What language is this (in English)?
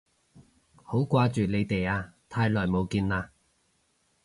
Cantonese